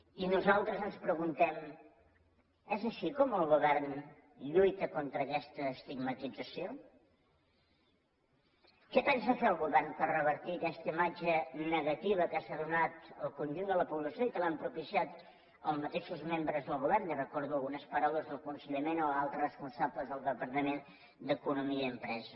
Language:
Catalan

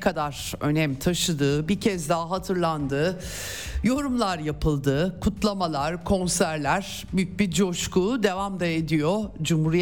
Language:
Turkish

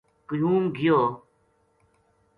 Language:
Gujari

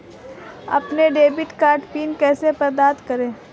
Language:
Hindi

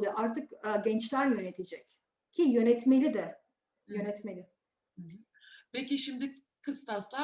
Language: Turkish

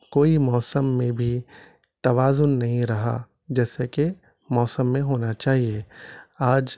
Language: Urdu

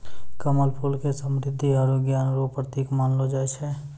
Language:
Maithili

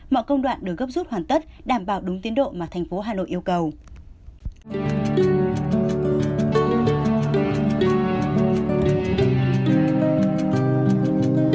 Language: Vietnamese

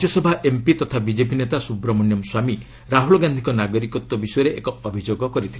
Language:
Odia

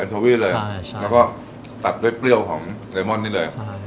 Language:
Thai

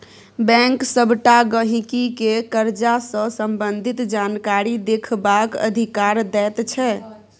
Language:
Maithili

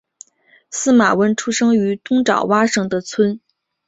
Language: Chinese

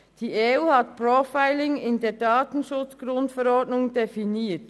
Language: Swiss German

